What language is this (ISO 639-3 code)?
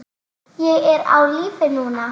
isl